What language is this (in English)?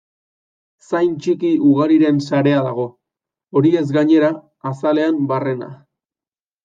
Basque